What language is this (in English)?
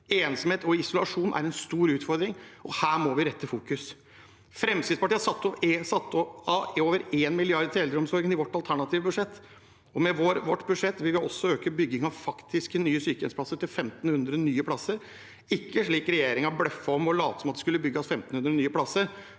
Norwegian